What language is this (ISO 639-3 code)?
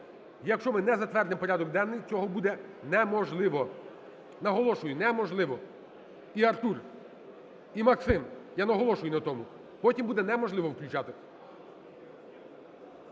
ukr